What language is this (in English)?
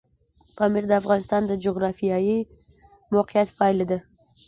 Pashto